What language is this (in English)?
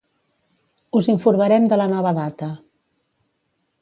Catalan